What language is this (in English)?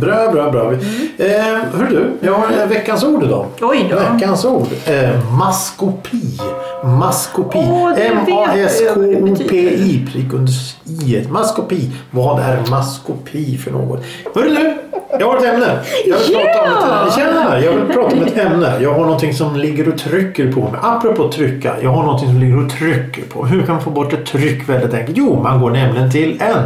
Swedish